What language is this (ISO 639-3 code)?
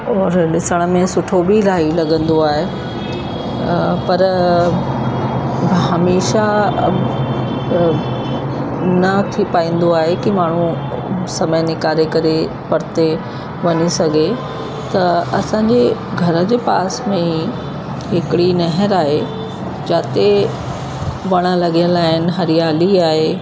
snd